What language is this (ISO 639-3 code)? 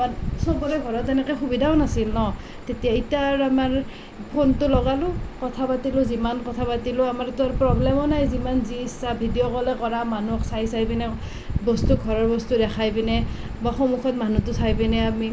asm